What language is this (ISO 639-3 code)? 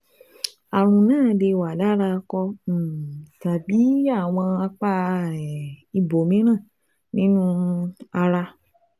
yor